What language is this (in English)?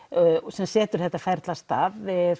Icelandic